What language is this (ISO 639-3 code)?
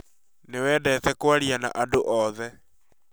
kik